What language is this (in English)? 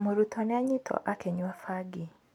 Kikuyu